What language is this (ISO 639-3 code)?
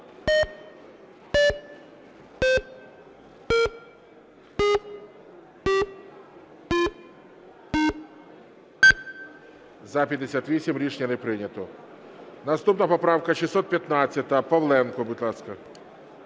ukr